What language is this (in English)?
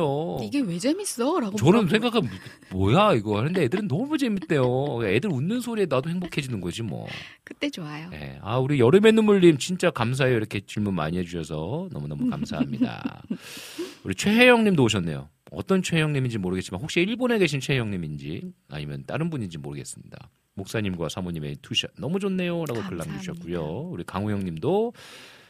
Korean